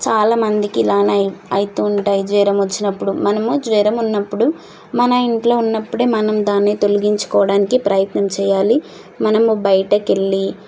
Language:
Telugu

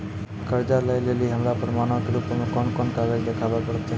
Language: Maithili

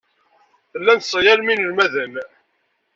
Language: Kabyle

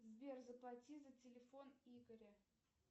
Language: Russian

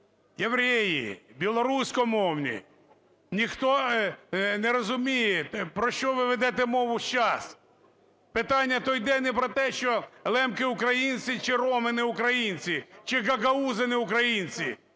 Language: Ukrainian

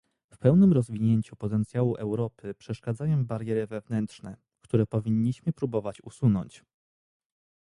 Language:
Polish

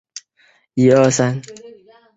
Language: Chinese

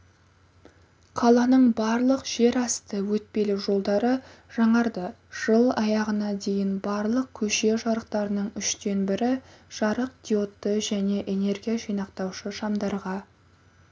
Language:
Kazakh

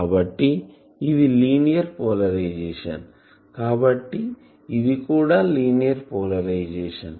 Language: Telugu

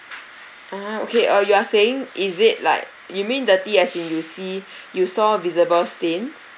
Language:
English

